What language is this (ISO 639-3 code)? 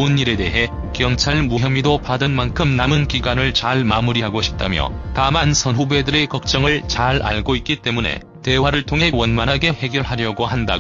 kor